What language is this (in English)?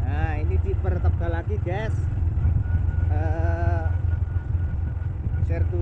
Indonesian